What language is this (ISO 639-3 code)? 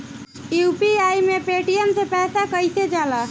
bho